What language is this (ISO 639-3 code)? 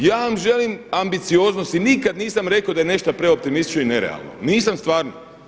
hrv